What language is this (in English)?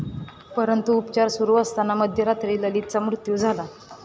Marathi